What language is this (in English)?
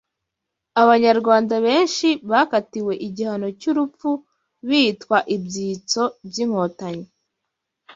Kinyarwanda